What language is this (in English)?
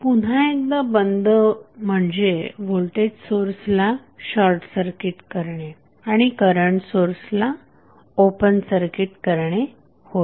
Marathi